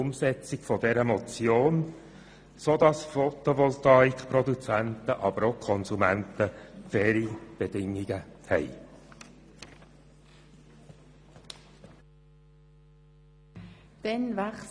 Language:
Swiss German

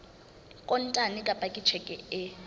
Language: Southern Sotho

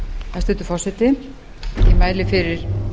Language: Icelandic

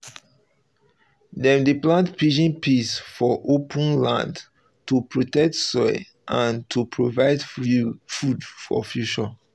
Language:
Nigerian Pidgin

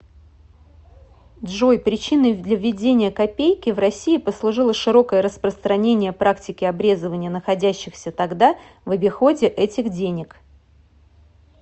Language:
Russian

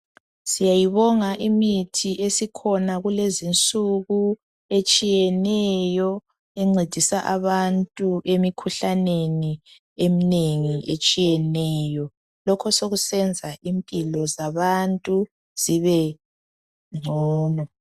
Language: North Ndebele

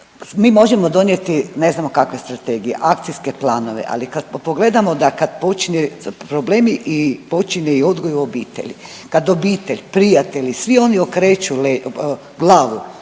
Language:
Croatian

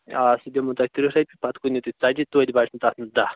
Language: Kashmiri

